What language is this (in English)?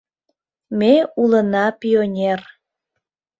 Mari